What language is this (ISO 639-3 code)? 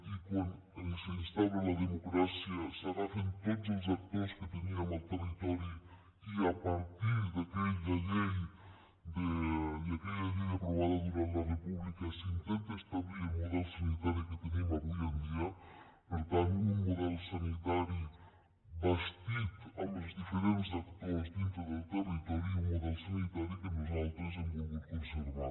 cat